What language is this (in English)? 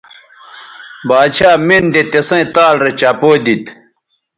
Bateri